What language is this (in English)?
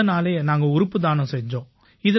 Tamil